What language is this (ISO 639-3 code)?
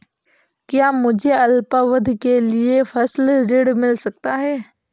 hin